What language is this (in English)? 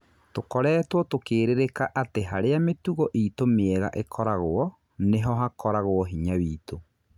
Kikuyu